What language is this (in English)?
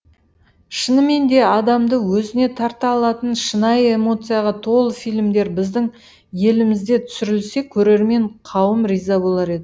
Kazakh